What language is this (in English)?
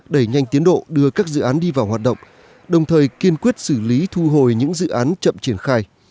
Vietnamese